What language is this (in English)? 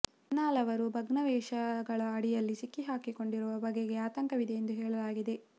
Kannada